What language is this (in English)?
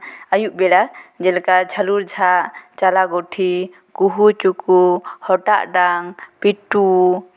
Santali